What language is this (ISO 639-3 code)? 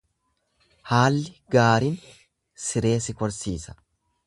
orm